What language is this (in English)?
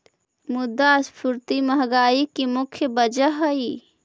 Magahi